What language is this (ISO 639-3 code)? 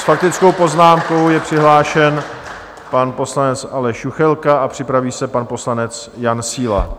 ces